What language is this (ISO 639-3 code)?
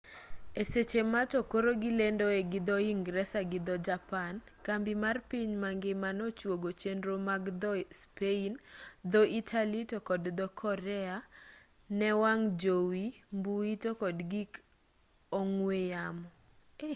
luo